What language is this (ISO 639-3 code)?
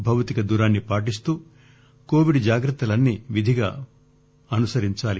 tel